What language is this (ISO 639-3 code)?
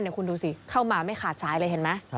tha